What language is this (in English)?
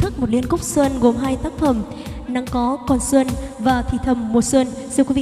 Vietnamese